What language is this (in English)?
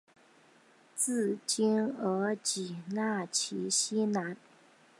Chinese